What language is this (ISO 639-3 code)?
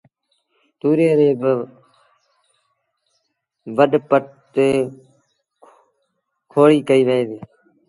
sbn